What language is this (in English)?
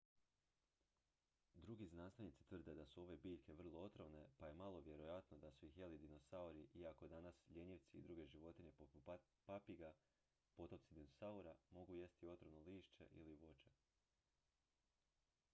Croatian